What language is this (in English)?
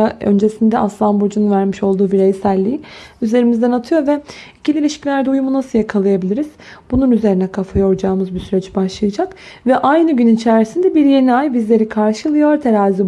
Turkish